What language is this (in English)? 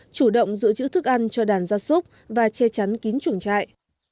Vietnamese